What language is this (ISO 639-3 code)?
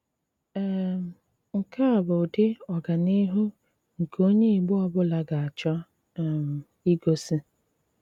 ibo